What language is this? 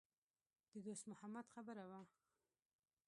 Pashto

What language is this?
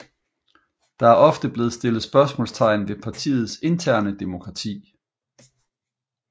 Danish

